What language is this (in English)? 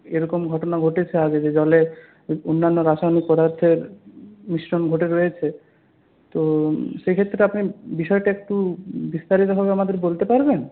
Bangla